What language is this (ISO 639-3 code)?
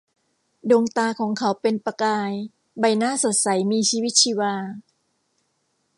tha